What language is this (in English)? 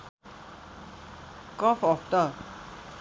Nepali